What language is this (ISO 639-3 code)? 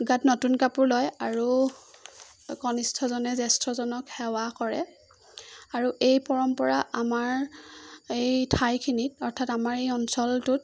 asm